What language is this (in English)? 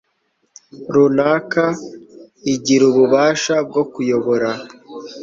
Kinyarwanda